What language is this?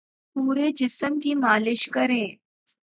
Urdu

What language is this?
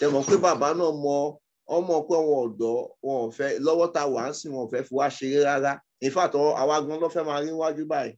English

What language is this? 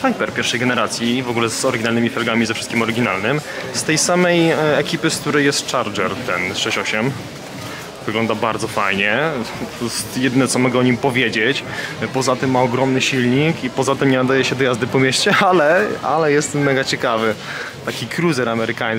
Polish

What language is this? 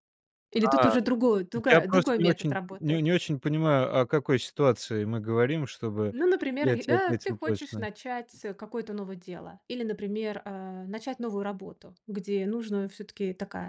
Russian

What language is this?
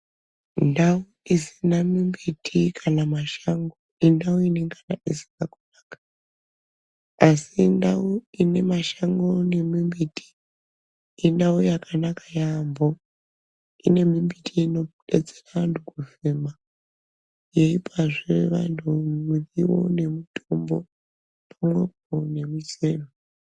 Ndau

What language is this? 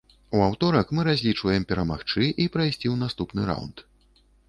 Belarusian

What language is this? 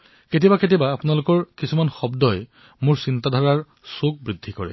Assamese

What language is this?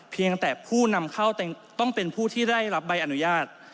Thai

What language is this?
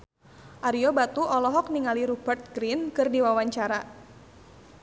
Sundanese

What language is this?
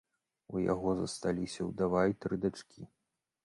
Belarusian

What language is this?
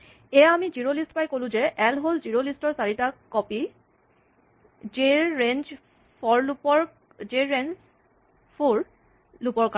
Assamese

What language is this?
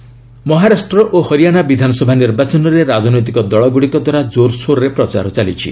Odia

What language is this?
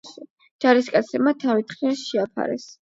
Georgian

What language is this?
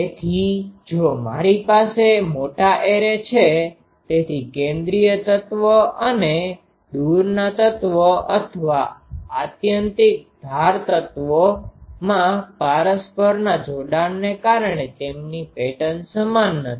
Gujarati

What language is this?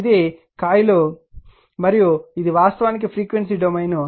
Telugu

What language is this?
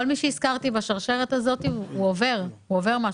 Hebrew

